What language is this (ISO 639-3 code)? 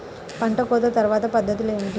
tel